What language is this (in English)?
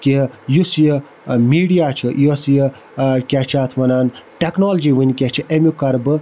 Kashmiri